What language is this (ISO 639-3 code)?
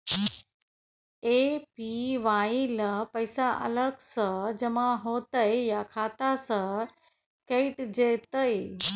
mai